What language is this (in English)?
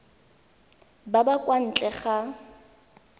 Tswana